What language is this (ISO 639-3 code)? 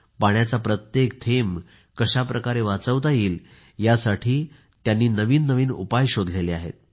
mar